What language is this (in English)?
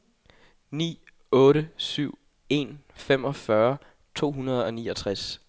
Danish